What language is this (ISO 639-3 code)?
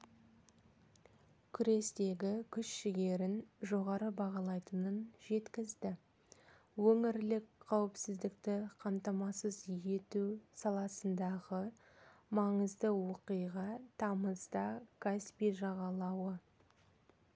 kaz